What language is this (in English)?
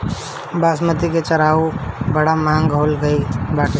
Bhojpuri